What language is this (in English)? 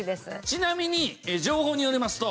Japanese